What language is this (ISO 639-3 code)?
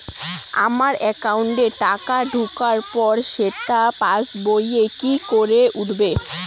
ben